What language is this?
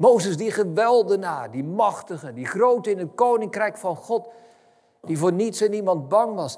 Dutch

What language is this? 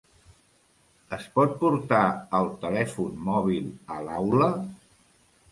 Catalan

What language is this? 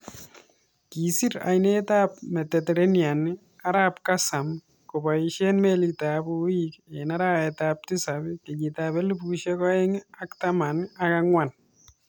Kalenjin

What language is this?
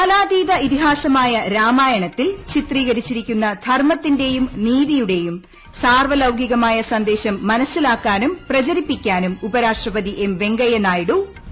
Malayalam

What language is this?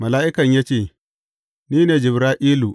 Hausa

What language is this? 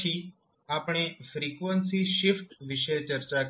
Gujarati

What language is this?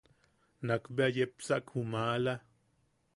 Yaqui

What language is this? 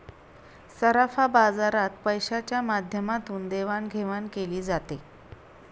Marathi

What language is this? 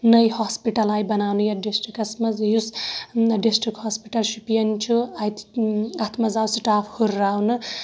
Kashmiri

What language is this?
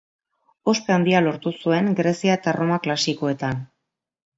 Basque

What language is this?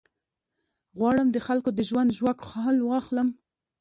Pashto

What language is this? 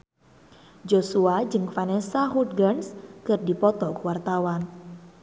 Sundanese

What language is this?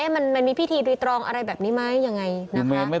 Thai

